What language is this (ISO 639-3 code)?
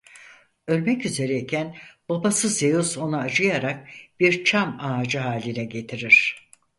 tur